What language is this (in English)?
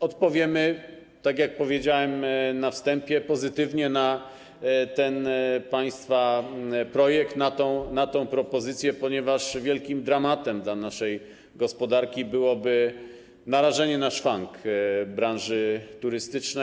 Polish